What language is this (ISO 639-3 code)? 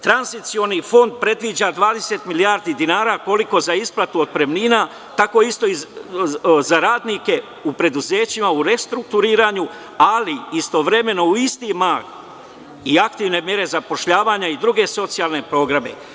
srp